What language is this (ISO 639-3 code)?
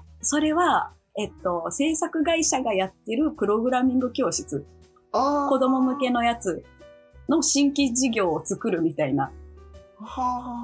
jpn